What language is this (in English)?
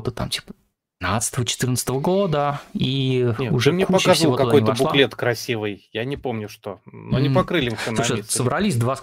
Russian